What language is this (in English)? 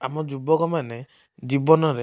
Odia